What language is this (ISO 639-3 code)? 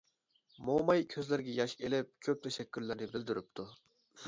uig